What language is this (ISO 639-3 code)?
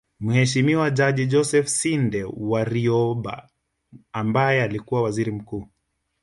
swa